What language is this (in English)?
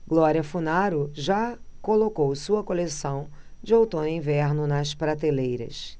Portuguese